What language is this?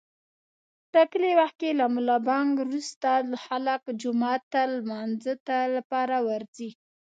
Pashto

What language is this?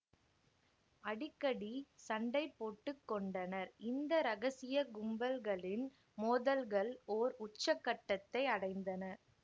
Tamil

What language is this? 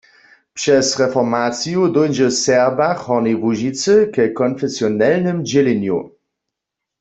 Upper Sorbian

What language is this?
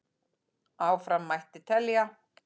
Icelandic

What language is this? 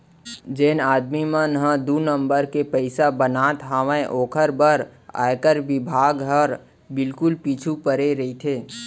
Chhattisgarhi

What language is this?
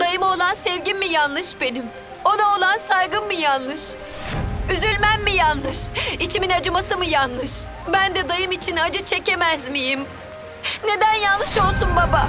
Turkish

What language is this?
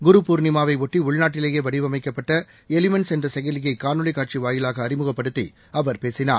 Tamil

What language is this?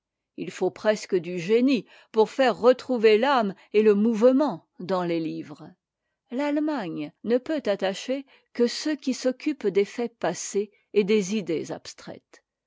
French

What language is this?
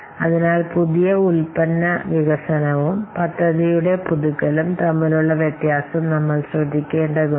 Malayalam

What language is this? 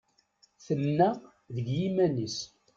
Kabyle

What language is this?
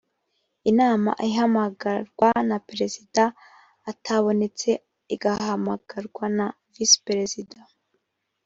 Kinyarwanda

